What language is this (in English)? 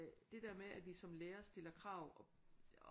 Danish